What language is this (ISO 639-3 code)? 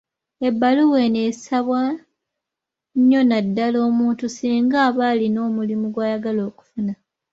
lug